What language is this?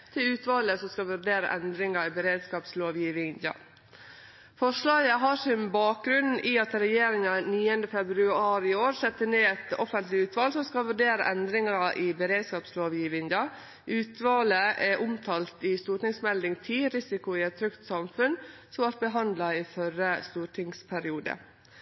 Norwegian Nynorsk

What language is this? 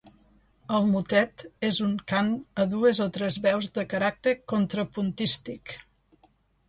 Catalan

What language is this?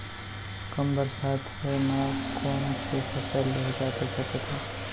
Chhattisgarhi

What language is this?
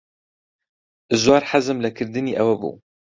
Central Kurdish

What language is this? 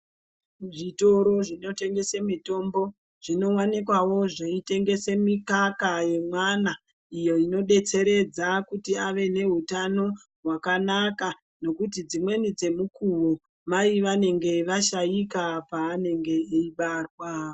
Ndau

